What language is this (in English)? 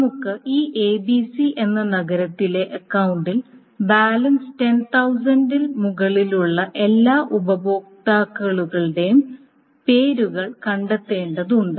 Malayalam